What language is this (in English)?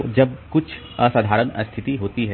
Hindi